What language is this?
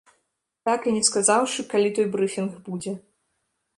Belarusian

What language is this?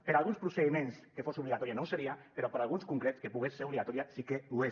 Catalan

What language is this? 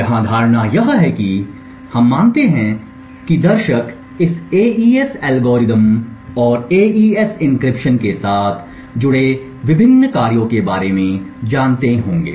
Hindi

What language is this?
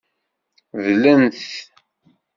Kabyle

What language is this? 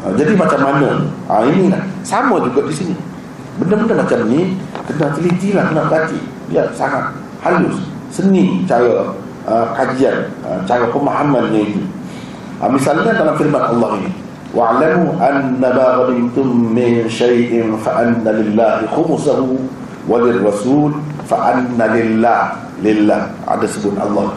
Malay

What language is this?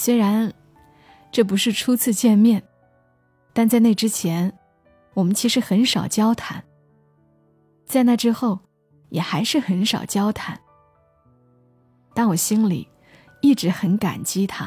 Chinese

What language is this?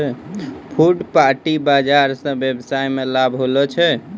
Maithili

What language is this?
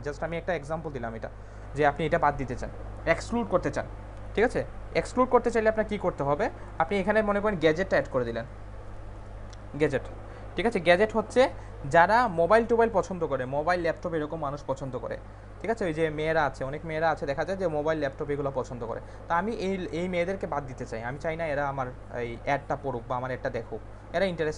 Hindi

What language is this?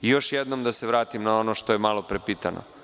Serbian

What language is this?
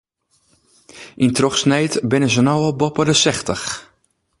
Western Frisian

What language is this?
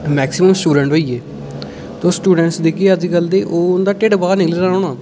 Dogri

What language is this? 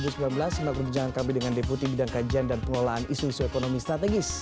Indonesian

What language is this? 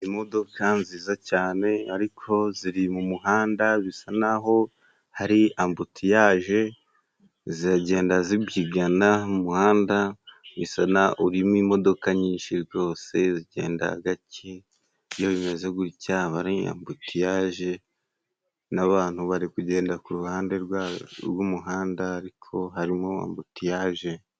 Kinyarwanda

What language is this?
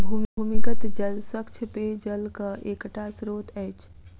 Maithili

